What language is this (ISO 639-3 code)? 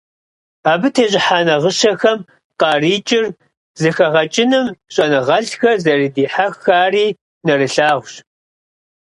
kbd